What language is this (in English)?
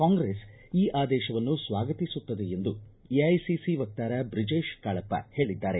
Kannada